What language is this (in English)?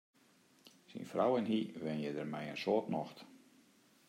Western Frisian